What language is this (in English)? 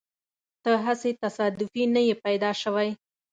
Pashto